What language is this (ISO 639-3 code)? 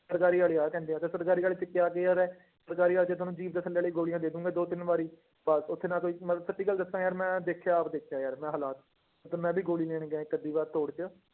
pan